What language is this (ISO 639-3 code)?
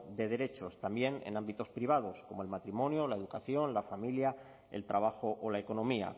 spa